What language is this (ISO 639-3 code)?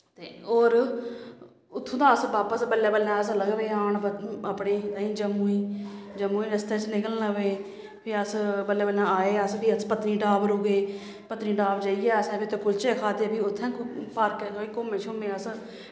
doi